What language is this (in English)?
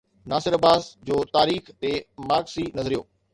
Sindhi